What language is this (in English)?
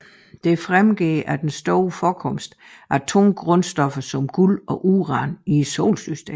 Danish